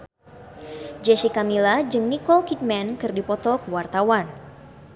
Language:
Sundanese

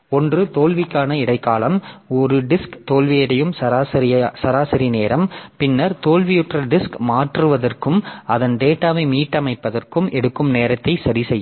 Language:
Tamil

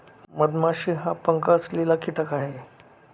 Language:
Marathi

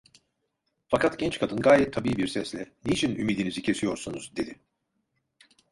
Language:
Turkish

